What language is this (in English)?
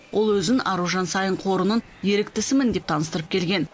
Kazakh